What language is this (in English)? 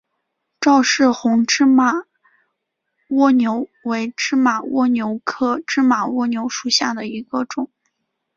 Chinese